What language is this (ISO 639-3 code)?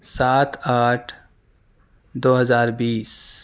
urd